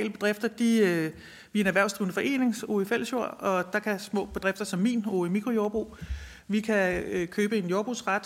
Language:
Danish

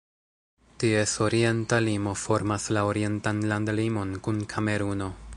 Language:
Esperanto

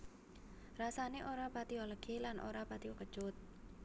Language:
Javanese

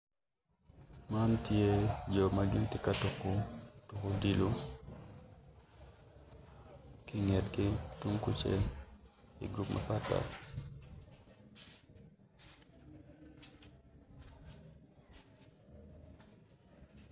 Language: Acoli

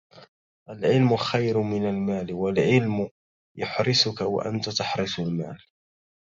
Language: Arabic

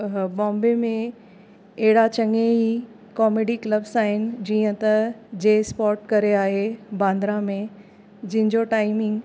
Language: Sindhi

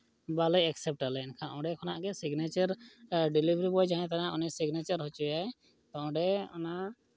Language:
Santali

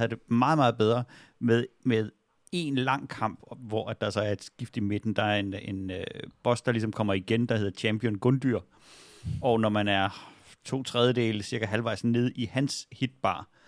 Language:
Danish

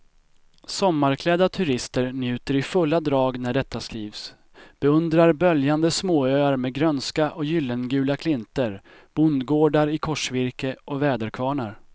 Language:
Swedish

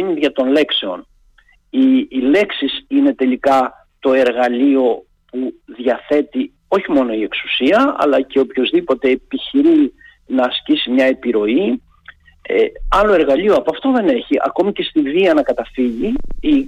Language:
Greek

